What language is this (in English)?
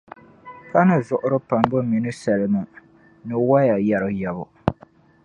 Dagbani